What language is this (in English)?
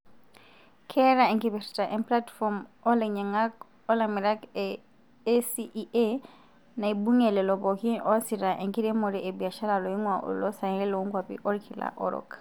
Masai